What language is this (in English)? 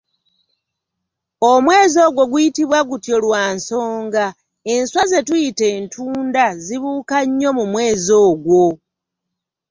Ganda